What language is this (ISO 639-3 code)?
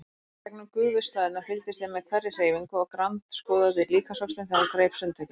isl